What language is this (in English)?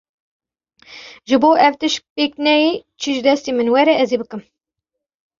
Kurdish